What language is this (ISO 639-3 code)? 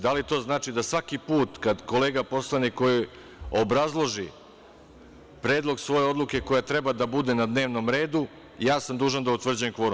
srp